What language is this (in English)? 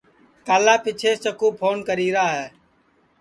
Sansi